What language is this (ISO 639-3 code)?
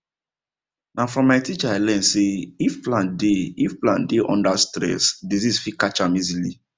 pcm